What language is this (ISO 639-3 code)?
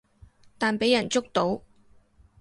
yue